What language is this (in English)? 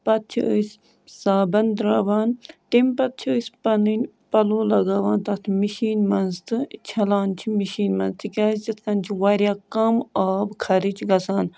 Kashmiri